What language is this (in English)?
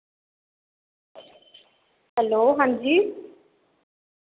Dogri